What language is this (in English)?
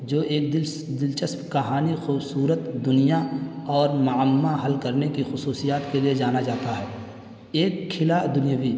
Urdu